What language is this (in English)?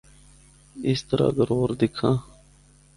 Northern Hindko